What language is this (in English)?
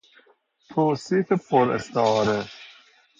Persian